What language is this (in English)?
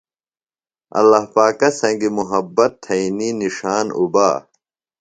Phalura